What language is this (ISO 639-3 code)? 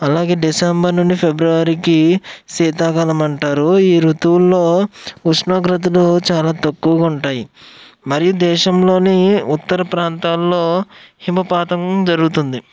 tel